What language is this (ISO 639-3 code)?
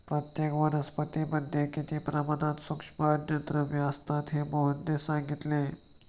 mar